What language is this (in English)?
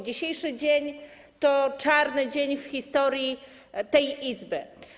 Polish